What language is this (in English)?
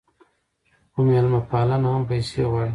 Pashto